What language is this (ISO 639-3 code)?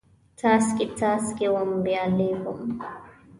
pus